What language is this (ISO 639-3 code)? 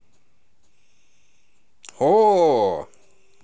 rus